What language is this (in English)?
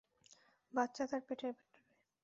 Bangla